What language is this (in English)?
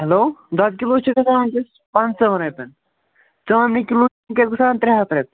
Kashmiri